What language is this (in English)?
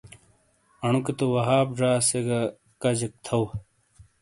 Shina